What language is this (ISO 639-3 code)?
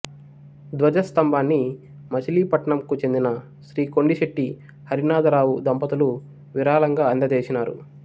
tel